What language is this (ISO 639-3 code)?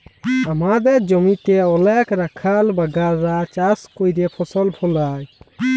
ben